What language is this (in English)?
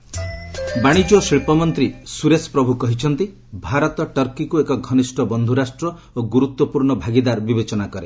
Odia